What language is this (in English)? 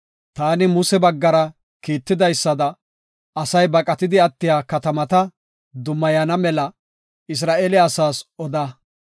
Gofa